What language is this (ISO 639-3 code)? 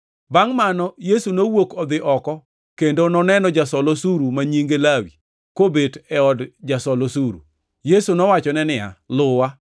luo